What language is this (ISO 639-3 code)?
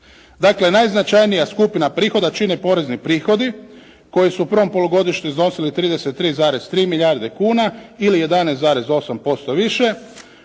hrv